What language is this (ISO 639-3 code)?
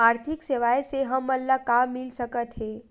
hne